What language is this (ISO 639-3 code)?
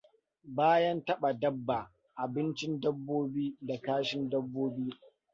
hau